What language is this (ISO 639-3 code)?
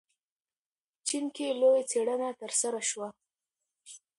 pus